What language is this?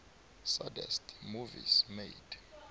South Ndebele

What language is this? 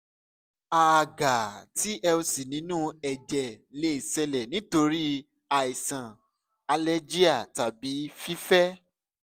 Yoruba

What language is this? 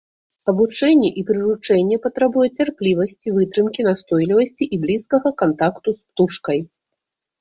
Belarusian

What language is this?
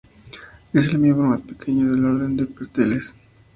Spanish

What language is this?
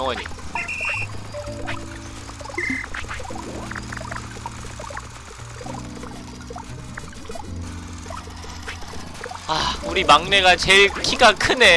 Korean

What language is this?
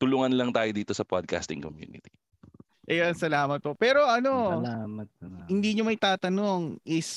Filipino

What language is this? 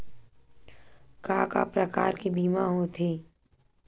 Chhattisgarhi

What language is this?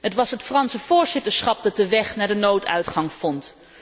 Dutch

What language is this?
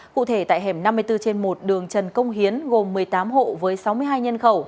Vietnamese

